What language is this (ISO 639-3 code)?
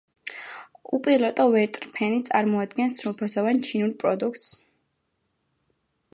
kat